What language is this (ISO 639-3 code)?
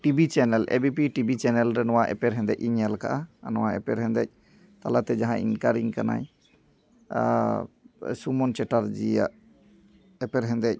sat